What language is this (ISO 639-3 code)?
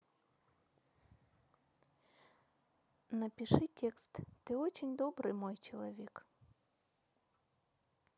rus